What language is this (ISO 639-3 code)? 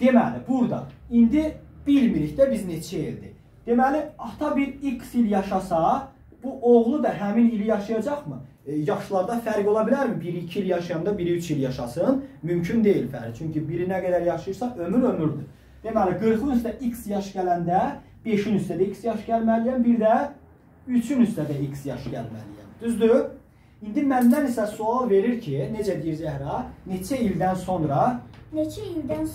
tur